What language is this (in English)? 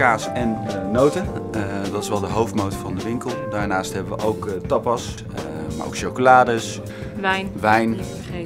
Dutch